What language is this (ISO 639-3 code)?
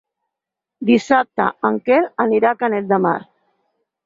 cat